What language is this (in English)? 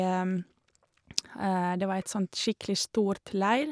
Norwegian